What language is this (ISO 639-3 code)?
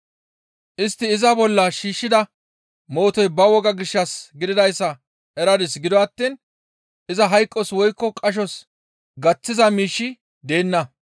gmv